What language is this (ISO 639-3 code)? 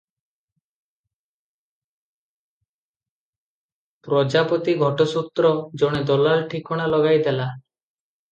ori